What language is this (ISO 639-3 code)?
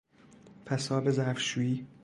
fas